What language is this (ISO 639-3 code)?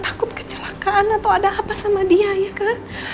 ind